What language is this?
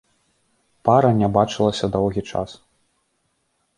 Belarusian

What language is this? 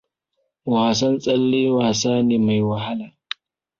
Hausa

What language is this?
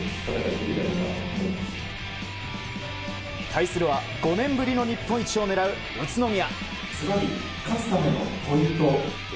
Japanese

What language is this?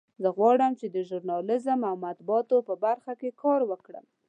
Pashto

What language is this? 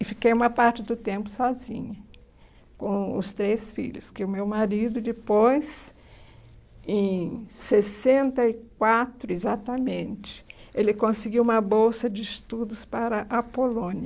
Portuguese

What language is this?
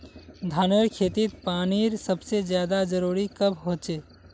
Magahi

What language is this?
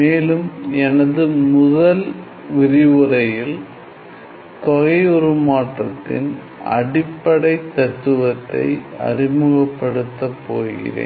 Tamil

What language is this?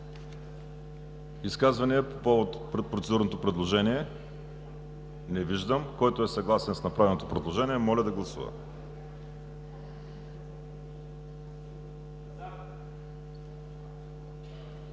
Bulgarian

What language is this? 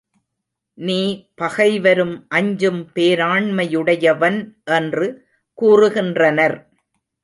Tamil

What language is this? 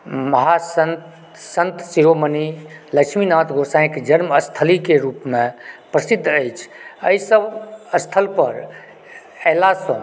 Maithili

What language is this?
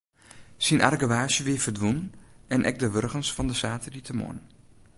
Western Frisian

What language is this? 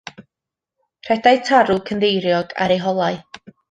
Welsh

